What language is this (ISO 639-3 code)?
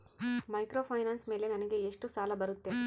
kan